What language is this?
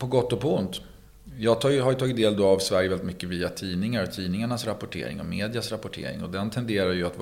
Swedish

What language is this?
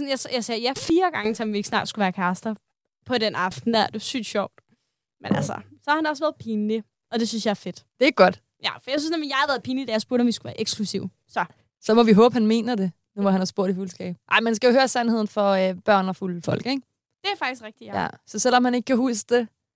Danish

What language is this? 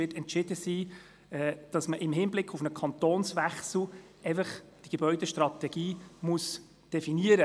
Swiss German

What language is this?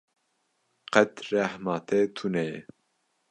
Kurdish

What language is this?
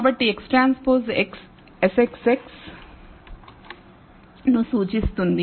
Telugu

